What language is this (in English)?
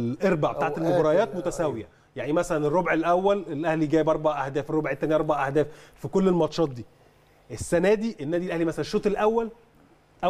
Arabic